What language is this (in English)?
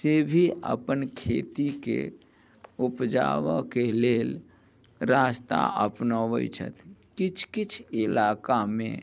Maithili